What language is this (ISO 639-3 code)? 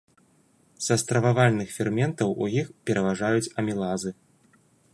bel